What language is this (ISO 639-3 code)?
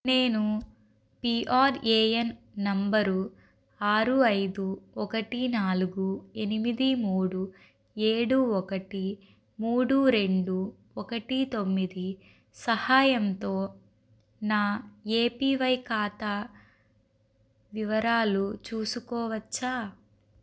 tel